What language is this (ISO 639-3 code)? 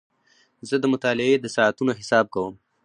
pus